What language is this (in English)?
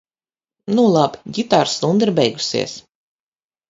Latvian